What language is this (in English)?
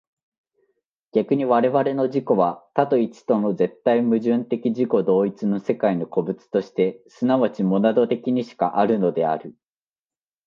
Japanese